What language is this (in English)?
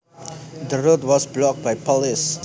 Javanese